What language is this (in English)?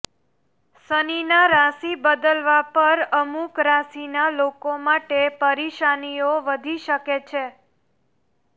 Gujarati